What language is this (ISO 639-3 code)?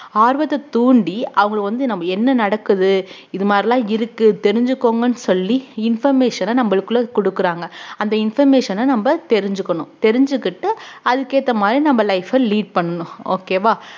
tam